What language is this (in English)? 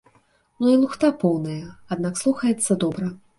Belarusian